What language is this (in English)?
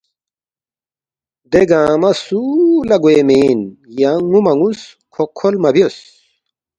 Balti